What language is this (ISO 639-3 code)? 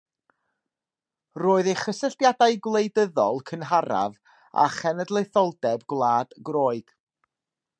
cym